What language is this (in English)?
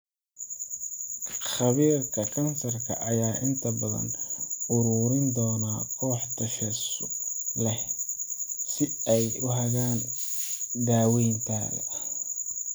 Somali